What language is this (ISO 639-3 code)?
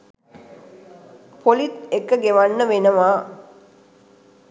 sin